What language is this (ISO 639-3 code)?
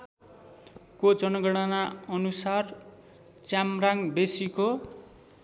nep